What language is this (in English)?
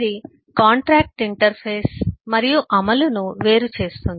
Telugu